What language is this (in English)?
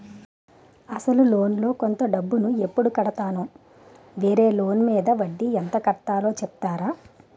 Telugu